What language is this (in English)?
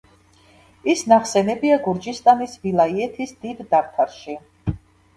Georgian